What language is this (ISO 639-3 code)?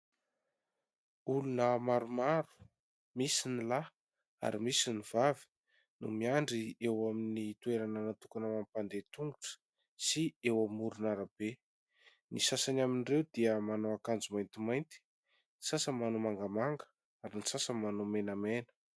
mlg